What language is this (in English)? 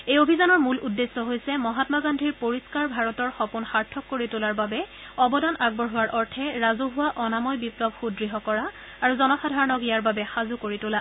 Assamese